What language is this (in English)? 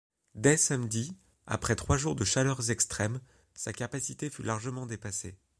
French